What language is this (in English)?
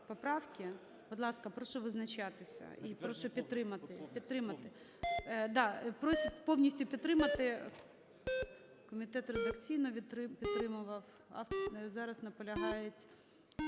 Ukrainian